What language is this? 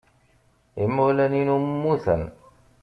Kabyle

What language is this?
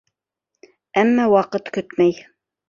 Bashkir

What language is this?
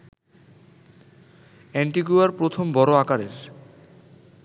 Bangla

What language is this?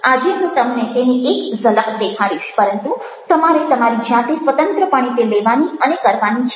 Gujarati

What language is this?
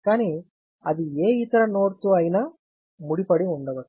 Telugu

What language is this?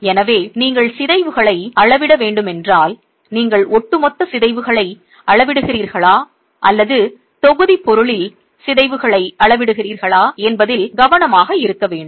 Tamil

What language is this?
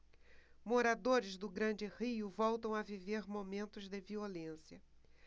Portuguese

